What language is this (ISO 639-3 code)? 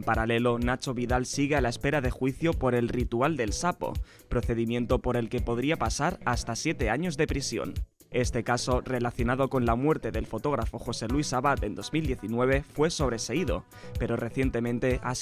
spa